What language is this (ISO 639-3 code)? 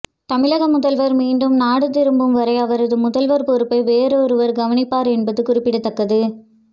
tam